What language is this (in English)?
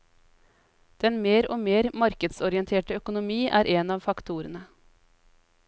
Norwegian